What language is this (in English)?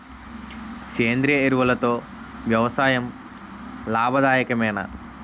Telugu